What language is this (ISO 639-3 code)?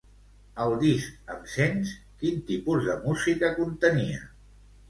cat